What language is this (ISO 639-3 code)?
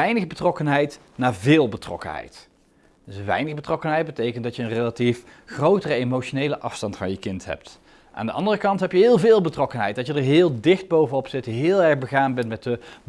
nld